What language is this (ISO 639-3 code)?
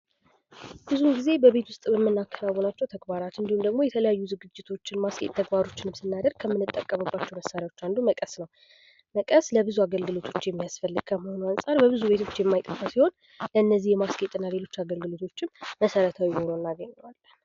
amh